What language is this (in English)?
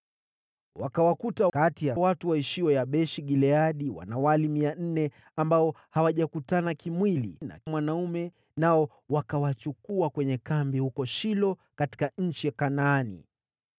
Swahili